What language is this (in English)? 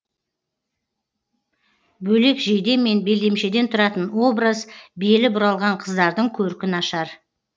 Kazakh